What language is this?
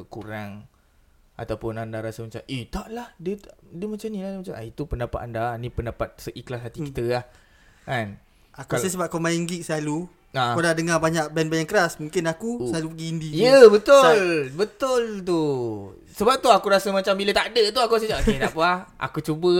Malay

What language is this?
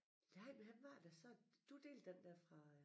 Danish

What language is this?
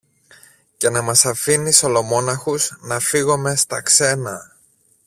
Greek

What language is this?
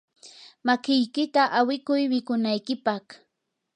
Yanahuanca Pasco Quechua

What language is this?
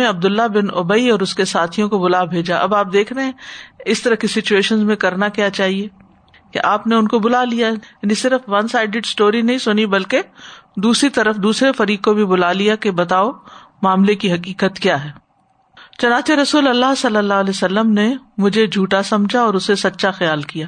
Urdu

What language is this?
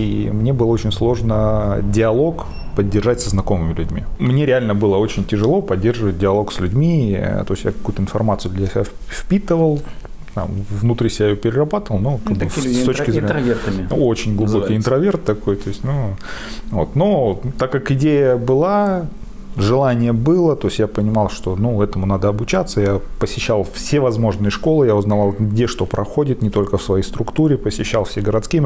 Russian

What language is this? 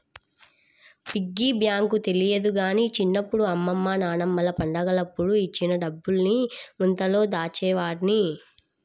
Telugu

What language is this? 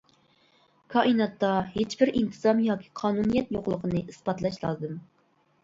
Uyghur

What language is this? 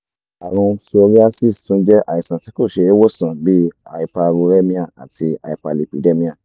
Yoruba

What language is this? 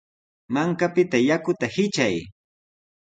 Sihuas Ancash Quechua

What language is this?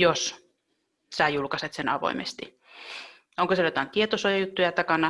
Finnish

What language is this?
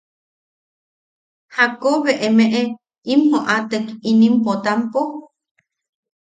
Yaqui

